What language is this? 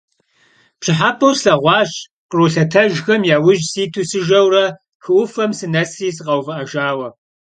Kabardian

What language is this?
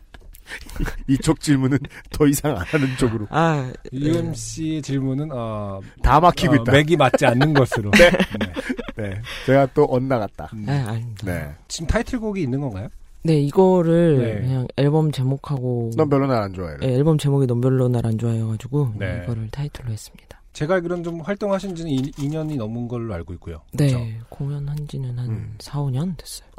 Korean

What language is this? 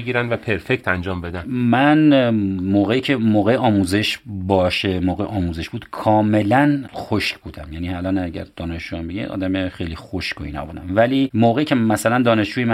Persian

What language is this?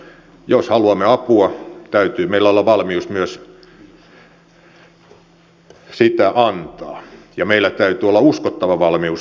Finnish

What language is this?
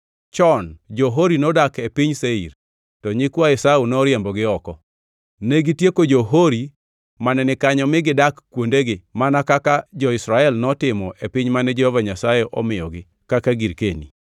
Luo (Kenya and Tanzania)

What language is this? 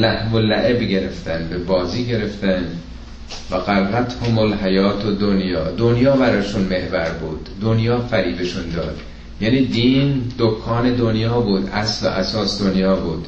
Persian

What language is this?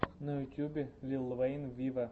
Russian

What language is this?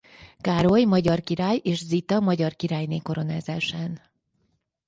Hungarian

